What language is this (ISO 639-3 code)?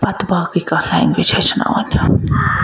kas